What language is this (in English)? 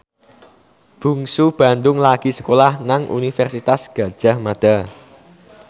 Javanese